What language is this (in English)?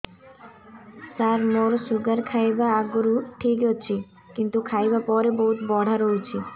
Odia